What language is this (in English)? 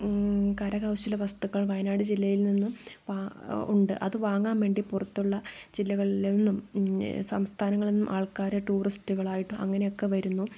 Malayalam